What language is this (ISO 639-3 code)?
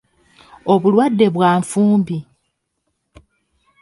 lug